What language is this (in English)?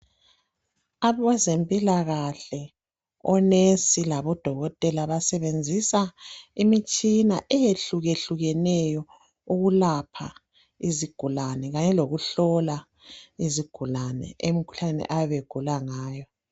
North Ndebele